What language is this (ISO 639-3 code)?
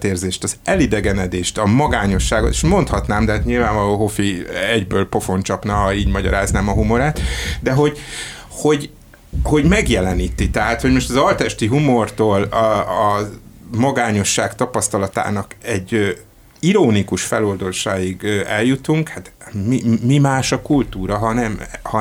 hun